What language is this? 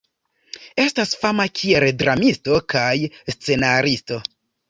Esperanto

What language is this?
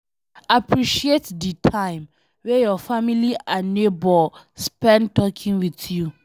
Nigerian Pidgin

